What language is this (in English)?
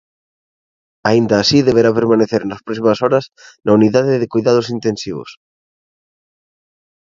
Galician